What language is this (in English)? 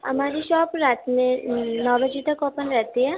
Urdu